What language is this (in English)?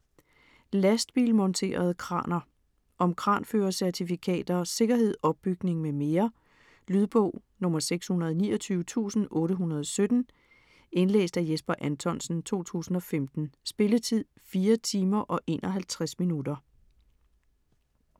Danish